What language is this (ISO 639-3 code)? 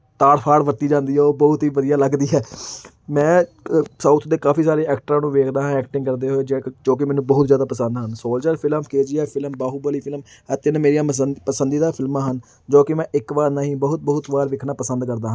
pan